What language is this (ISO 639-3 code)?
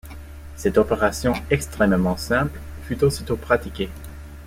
fra